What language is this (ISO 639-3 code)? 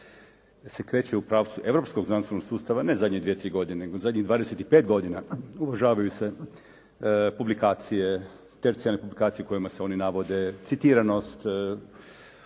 hrv